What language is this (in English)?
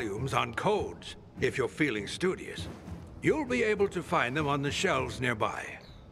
Turkish